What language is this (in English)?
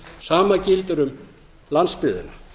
Icelandic